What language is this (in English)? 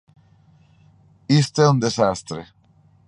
Galician